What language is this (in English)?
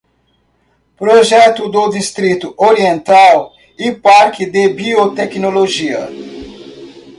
Portuguese